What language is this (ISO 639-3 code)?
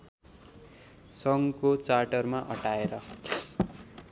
nep